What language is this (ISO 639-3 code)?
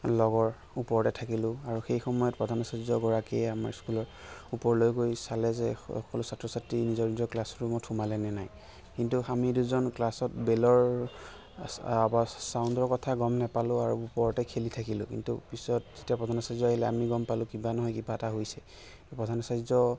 asm